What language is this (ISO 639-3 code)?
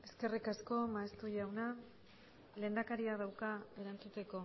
eus